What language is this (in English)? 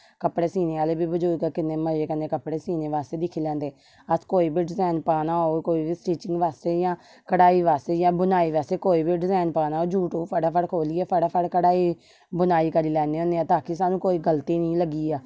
Dogri